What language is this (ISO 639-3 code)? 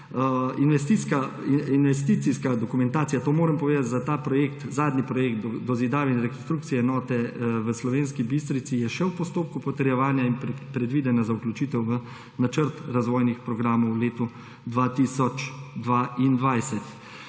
slv